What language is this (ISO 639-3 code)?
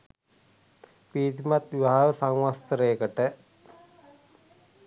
sin